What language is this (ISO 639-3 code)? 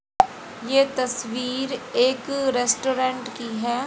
hin